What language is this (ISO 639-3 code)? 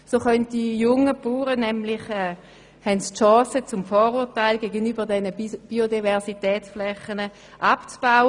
gsw